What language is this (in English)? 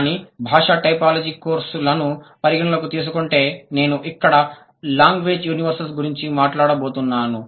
Telugu